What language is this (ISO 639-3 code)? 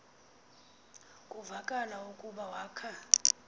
xho